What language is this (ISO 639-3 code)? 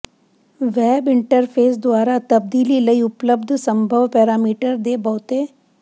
pan